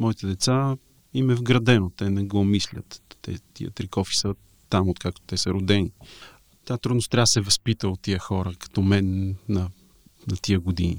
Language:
Bulgarian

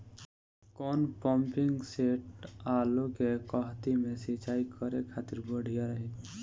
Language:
Bhojpuri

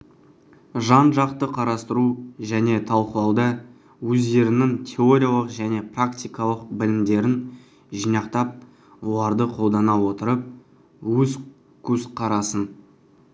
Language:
Kazakh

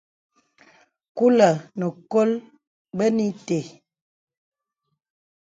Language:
Bebele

